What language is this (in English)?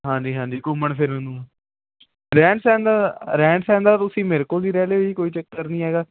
Punjabi